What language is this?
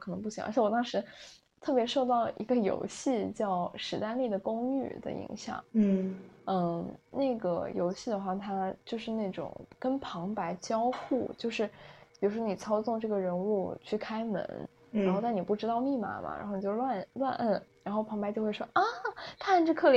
Chinese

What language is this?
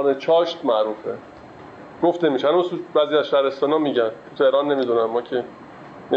Persian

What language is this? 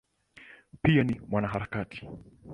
Swahili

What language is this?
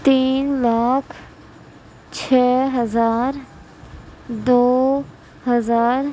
Urdu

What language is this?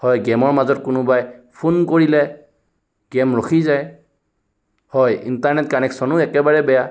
Assamese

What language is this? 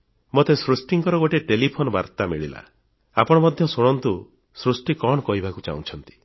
Odia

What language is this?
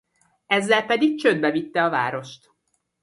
Hungarian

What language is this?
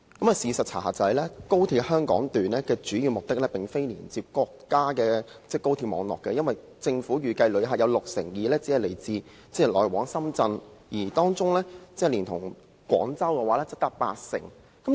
Cantonese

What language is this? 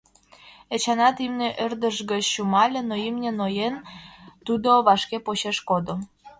Mari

